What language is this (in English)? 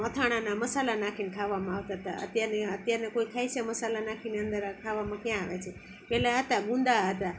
Gujarati